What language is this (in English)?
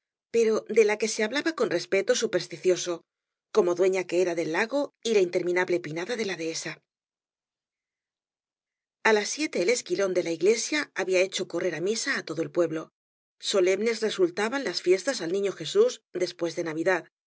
Spanish